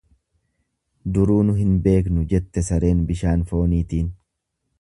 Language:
Oromo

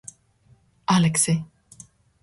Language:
Georgian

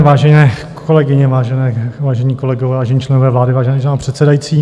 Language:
Czech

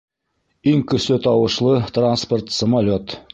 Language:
Bashkir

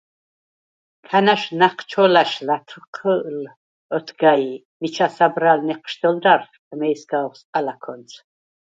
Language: Svan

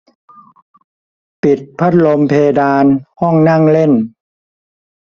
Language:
Thai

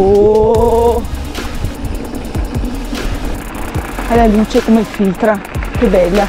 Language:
Italian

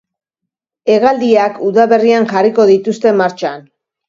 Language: Basque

